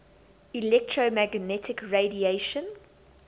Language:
English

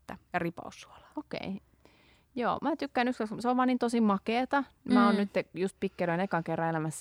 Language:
Finnish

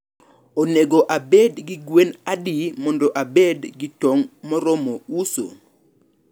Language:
Luo (Kenya and Tanzania)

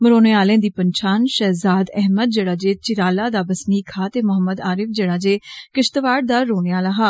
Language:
Dogri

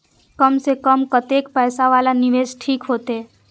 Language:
Maithili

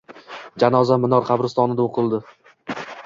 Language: Uzbek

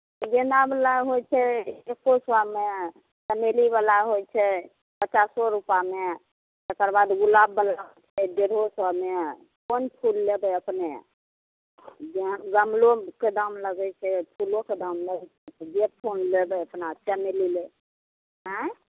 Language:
Maithili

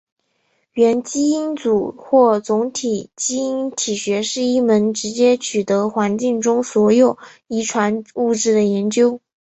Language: Chinese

